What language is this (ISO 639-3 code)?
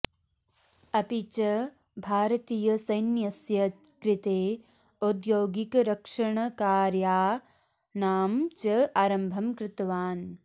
san